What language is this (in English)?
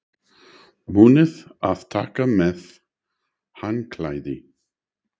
Icelandic